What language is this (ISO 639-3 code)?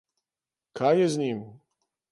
slv